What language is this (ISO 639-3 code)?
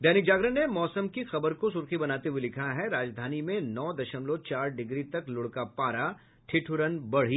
hin